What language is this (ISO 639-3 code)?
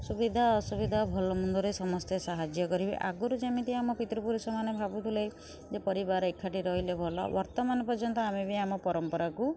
ori